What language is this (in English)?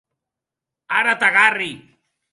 Occitan